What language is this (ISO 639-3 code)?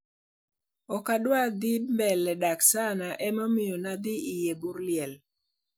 luo